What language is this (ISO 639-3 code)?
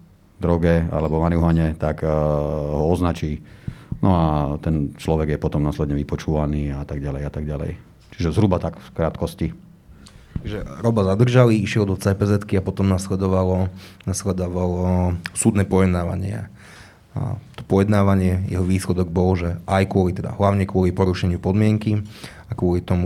slk